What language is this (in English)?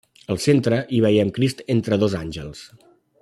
Catalan